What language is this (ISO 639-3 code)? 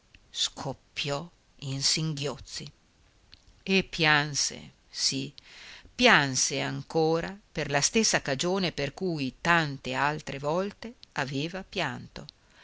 ita